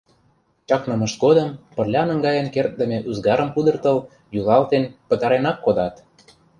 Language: Mari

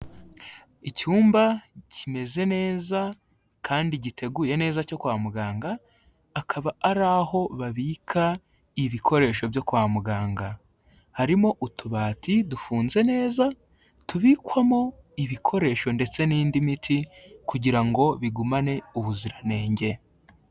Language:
Kinyarwanda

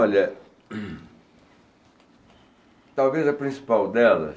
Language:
Portuguese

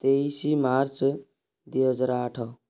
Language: Odia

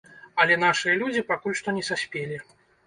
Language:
Belarusian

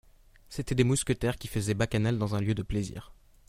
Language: French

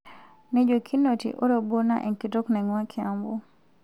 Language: Masai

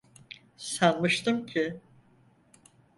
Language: Turkish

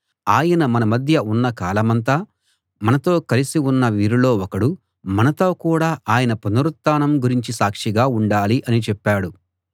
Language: Telugu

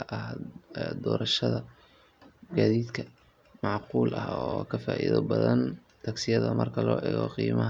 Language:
Somali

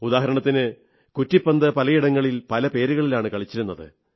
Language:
Malayalam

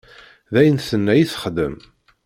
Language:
Kabyle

